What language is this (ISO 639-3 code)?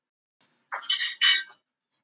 isl